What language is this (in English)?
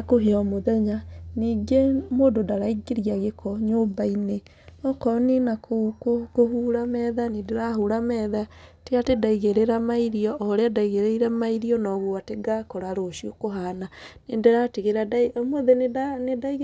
Kikuyu